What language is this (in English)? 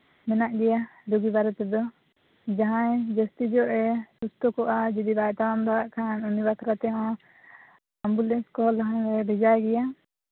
Santali